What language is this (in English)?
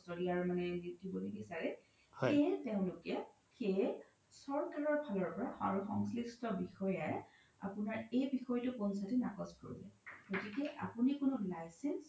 Assamese